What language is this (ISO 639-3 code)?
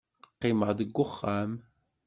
kab